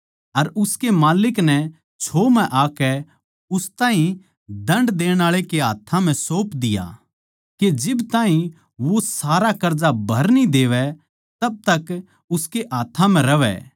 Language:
Haryanvi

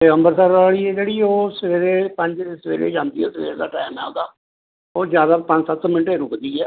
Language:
Punjabi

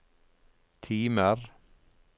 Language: Norwegian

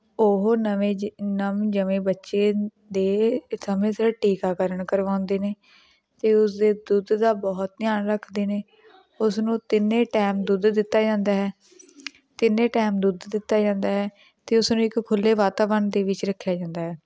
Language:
Punjabi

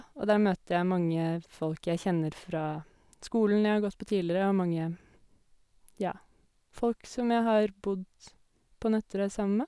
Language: Norwegian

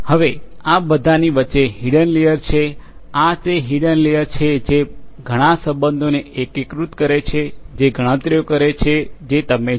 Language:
Gujarati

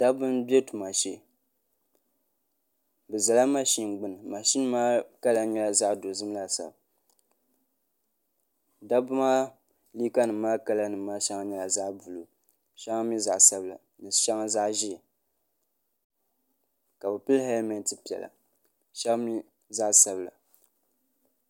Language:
Dagbani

